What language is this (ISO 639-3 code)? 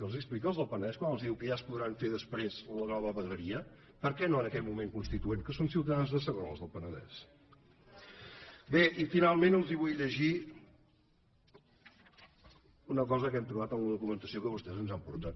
cat